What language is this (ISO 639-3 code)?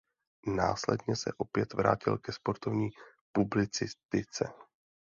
ces